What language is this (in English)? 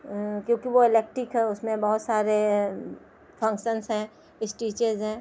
Urdu